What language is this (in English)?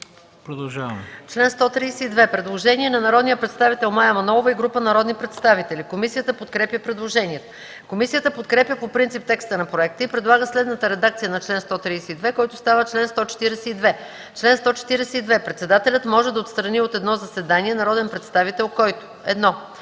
Bulgarian